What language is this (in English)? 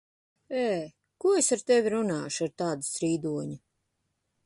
Latvian